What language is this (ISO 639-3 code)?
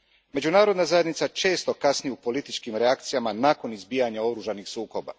hrv